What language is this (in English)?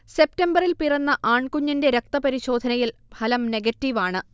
Malayalam